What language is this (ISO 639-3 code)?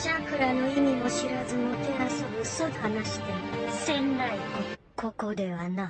jpn